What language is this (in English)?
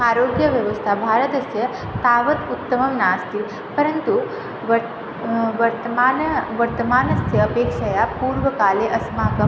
Sanskrit